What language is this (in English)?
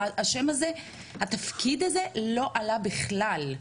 Hebrew